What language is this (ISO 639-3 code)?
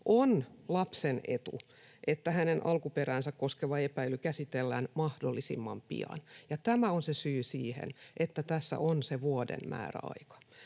fin